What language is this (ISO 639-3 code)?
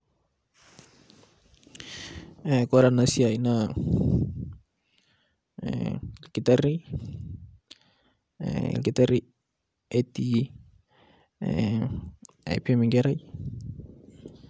mas